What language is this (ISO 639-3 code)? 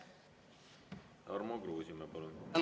est